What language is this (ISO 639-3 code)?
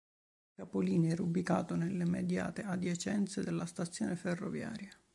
ita